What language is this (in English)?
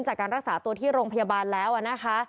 Thai